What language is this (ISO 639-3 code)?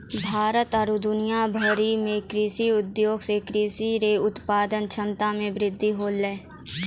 mai